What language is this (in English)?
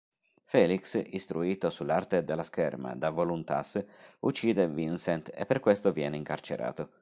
Italian